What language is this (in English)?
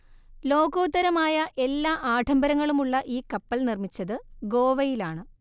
Malayalam